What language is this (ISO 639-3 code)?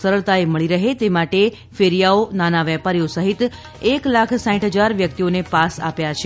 guj